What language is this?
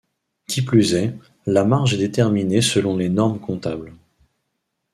French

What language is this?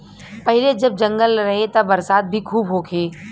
Bhojpuri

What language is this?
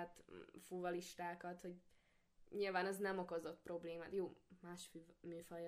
Hungarian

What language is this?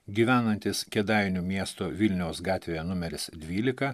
Lithuanian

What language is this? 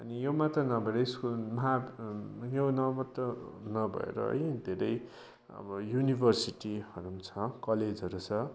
Nepali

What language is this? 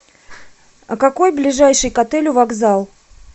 Russian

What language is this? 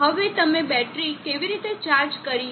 Gujarati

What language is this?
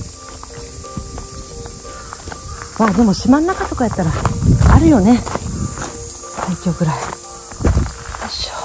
Japanese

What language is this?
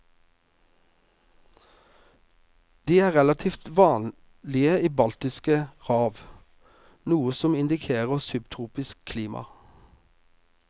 Norwegian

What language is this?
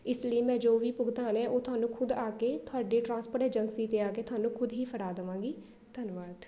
Punjabi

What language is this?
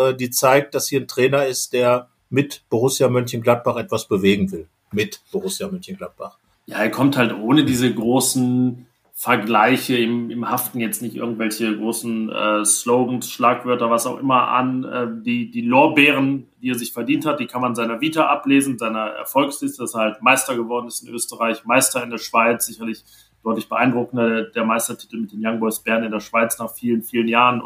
German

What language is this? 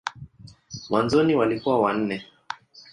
Swahili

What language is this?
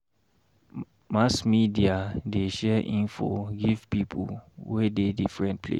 Nigerian Pidgin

